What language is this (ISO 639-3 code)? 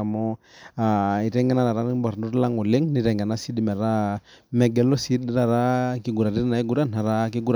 mas